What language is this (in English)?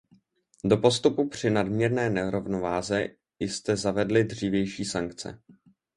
Czech